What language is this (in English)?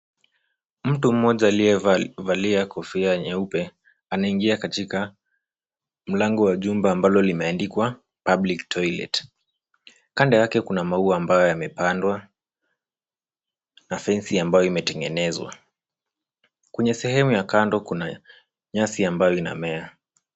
Swahili